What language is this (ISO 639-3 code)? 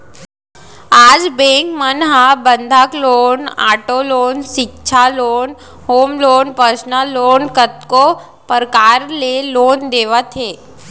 hne